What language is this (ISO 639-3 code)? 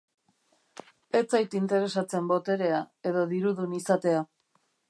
eus